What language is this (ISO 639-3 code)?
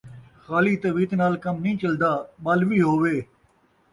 skr